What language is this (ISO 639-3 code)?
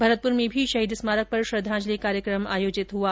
hin